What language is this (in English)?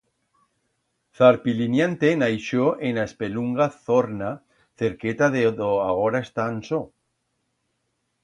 Aragonese